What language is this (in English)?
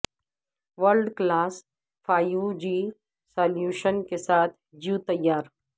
Urdu